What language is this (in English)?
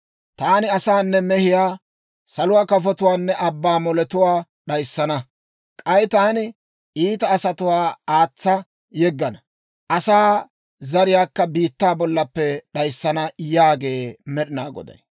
Dawro